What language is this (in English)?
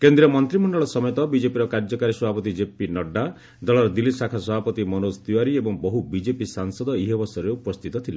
Odia